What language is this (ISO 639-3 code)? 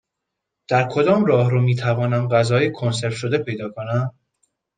fas